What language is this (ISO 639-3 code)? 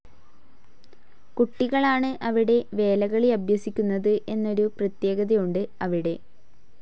mal